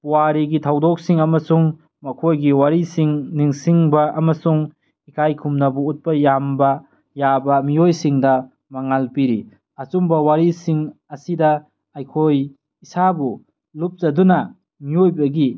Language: Manipuri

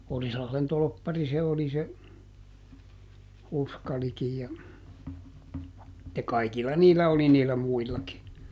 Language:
Finnish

